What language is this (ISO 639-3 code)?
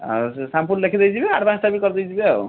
ori